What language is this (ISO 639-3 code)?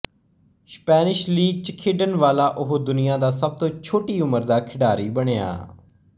pan